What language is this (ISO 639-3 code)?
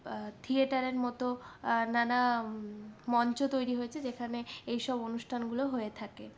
ben